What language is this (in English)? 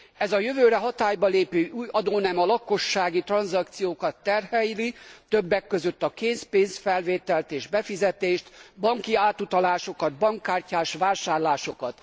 Hungarian